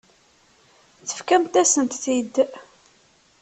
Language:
Kabyle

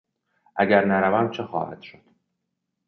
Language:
Persian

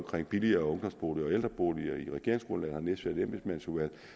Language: Danish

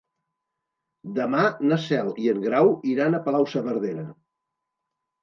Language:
Catalan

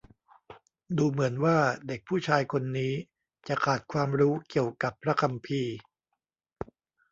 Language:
Thai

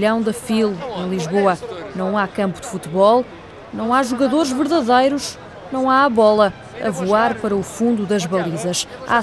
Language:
Portuguese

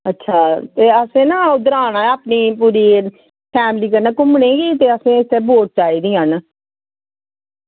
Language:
Dogri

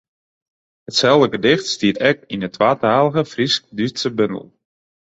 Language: Western Frisian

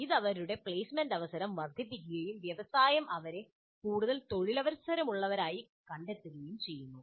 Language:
Malayalam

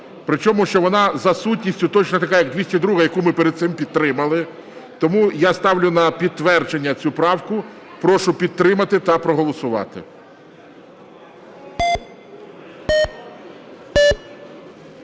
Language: Ukrainian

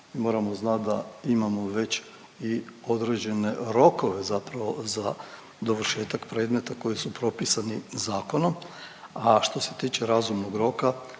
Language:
Croatian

